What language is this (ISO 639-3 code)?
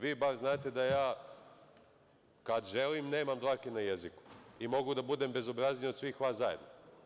srp